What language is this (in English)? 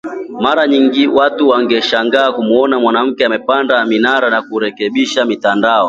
Swahili